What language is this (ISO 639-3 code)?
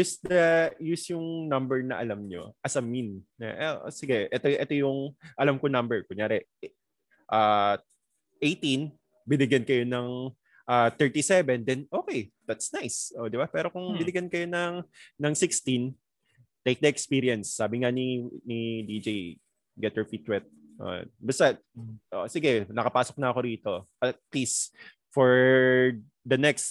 fil